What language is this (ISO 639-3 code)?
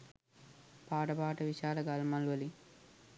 sin